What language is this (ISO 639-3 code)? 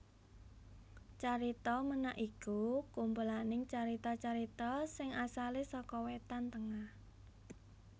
jav